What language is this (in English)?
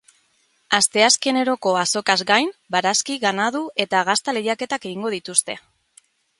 Basque